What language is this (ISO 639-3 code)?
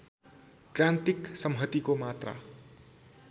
nep